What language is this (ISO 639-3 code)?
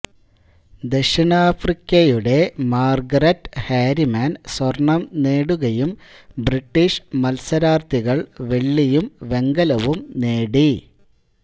mal